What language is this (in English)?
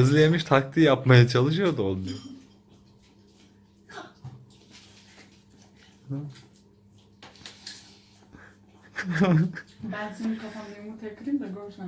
Turkish